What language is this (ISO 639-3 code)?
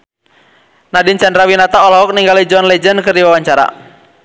sun